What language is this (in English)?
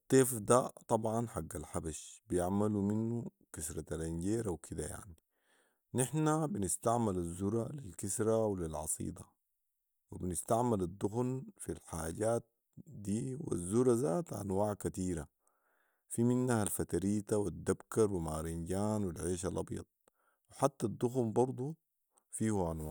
Sudanese Arabic